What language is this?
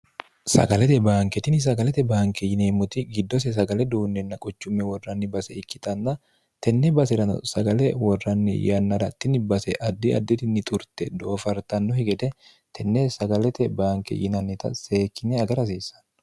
Sidamo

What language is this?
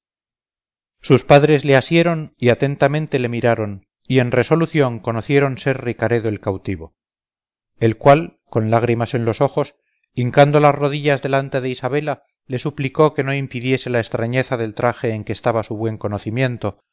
Spanish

